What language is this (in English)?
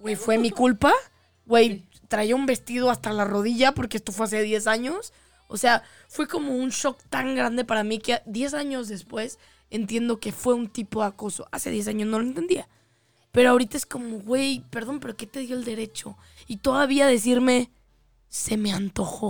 Spanish